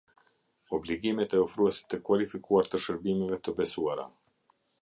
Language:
Albanian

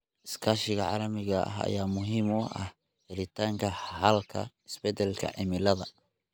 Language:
Somali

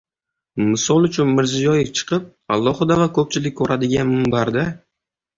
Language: Uzbek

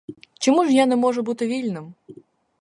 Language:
Ukrainian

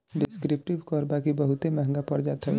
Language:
Bhojpuri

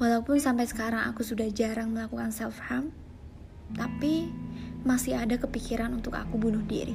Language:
Indonesian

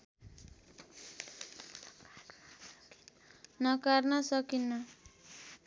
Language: Nepali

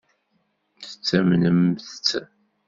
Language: Kabyle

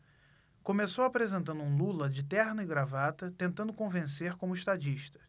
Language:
Portuguese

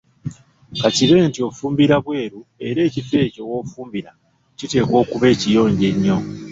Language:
Ganda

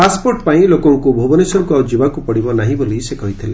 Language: Odia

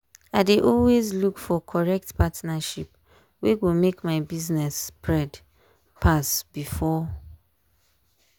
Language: Nigerian Pidgin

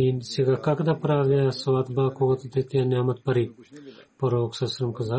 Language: Bulgarian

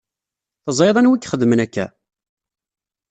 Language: Kabyle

